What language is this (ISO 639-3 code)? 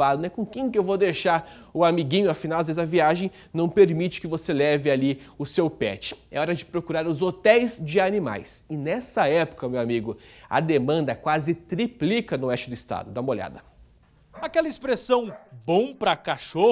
por